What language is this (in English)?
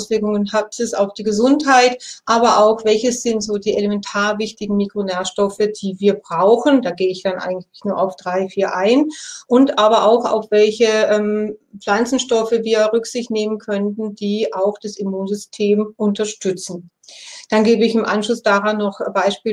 German